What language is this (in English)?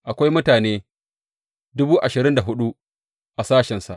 Hausa